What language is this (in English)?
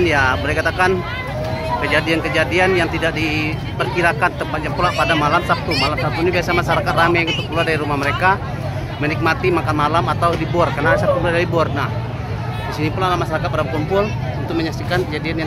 Indonesian